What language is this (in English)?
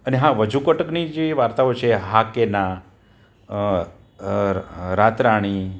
Gujarati